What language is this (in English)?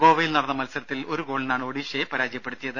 Malayalam